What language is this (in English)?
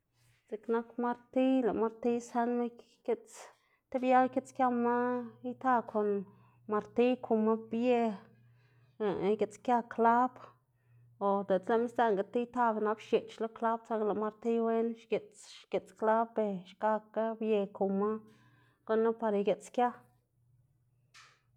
Xanaguía Zapotec